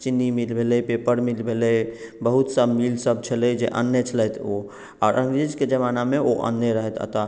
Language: Maithili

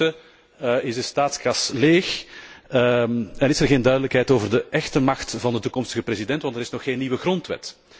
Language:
Dutch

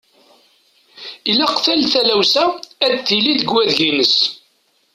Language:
Kabyle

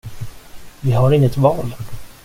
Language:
Swedish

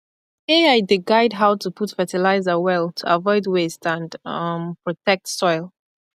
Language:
Nigerian Pidgin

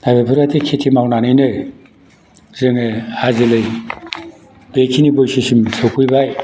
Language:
Bodo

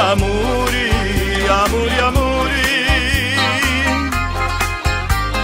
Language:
Romanian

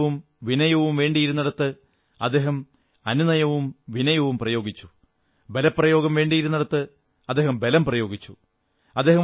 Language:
Malayalam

